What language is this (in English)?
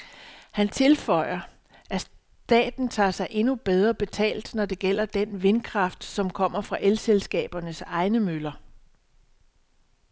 Danish